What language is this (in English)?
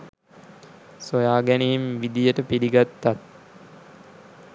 Sinhala